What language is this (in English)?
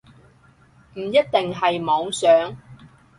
Cantonese